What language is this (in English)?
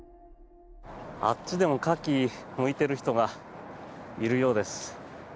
Japanese